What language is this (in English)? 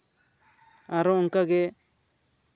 Santali